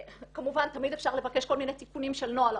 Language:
Hebrew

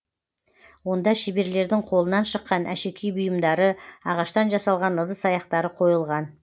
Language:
Kazakh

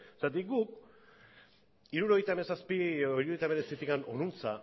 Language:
Basque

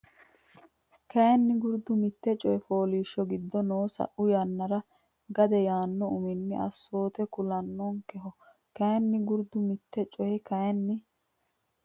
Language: Sidamo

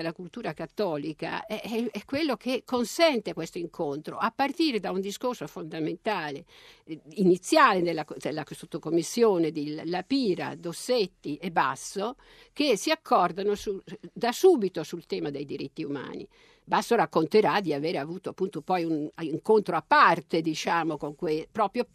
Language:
Italian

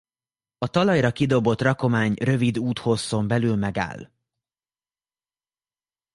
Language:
Hungarian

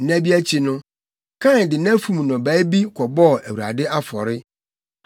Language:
Akan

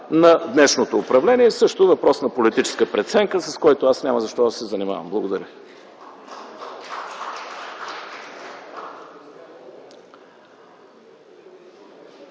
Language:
Bulgarian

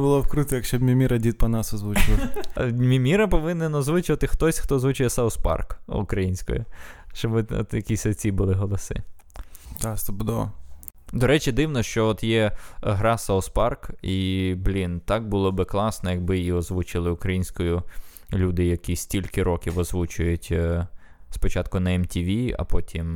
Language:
Ukrainian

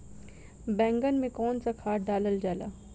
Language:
Bhojpuri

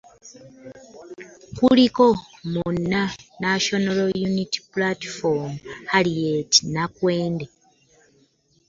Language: Ganda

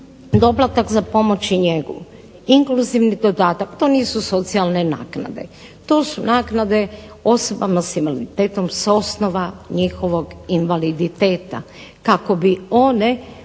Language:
Croatian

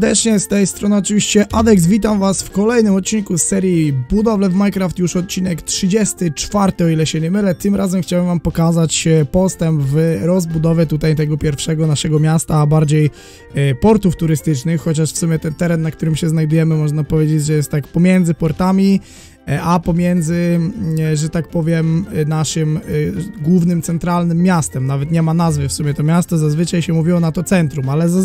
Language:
Polish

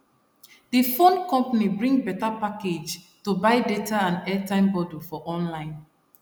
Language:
Nigerian Pidgin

